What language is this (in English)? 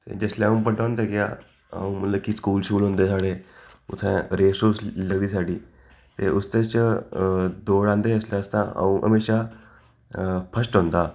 Dogri